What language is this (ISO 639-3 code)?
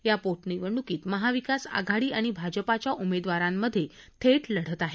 mar